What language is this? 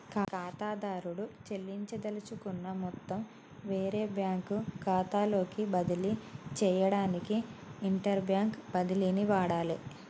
Telugu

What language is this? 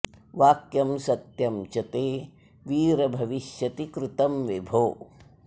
Sanskrit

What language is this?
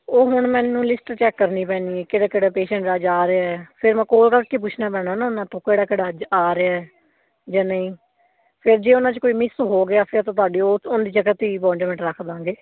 Punjabi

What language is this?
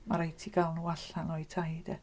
Welsh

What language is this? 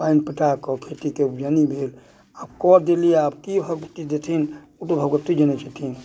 Maithili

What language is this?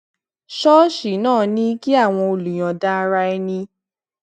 Yoruba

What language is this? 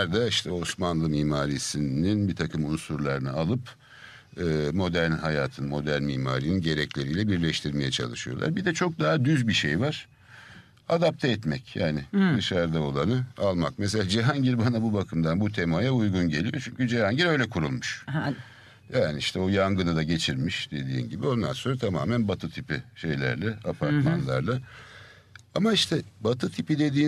Turkish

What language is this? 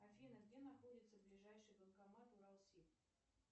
Russian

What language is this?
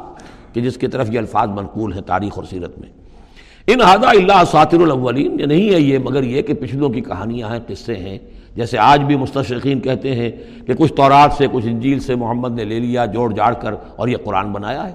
Urdu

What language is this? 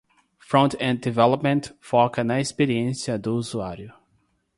Portuguese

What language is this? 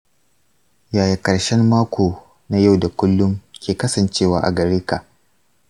Hausa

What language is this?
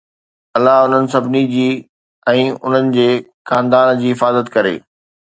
Sindhi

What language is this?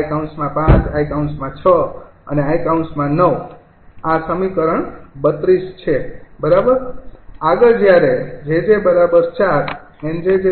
Gujarati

